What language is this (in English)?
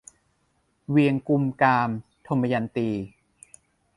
Thai